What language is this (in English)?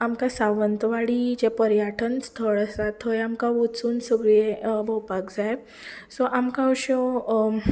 Konkani